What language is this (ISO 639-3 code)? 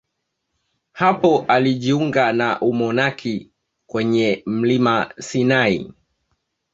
swa